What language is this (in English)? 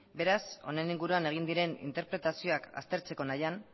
Basque